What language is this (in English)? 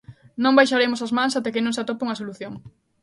Galician